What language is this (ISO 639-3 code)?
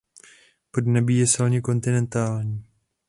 ces